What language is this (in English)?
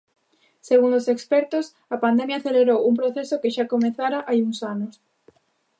Galician